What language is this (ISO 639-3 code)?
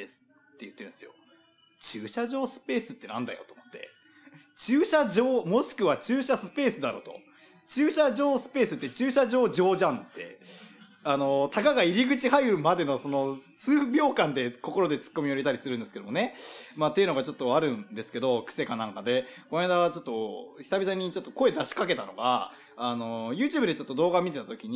jpn